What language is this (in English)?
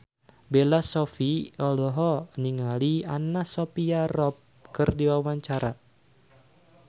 Sundanese